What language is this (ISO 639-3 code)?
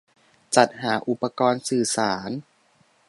tha